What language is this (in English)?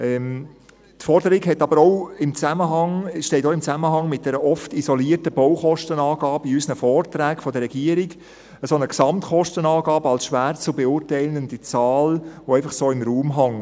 Swiss German